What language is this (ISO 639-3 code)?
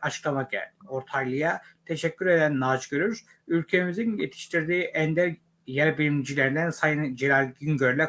tur